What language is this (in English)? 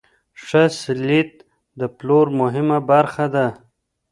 Pashto